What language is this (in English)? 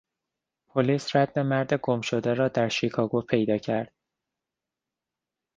Persian